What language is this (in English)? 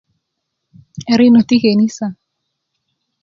Kuku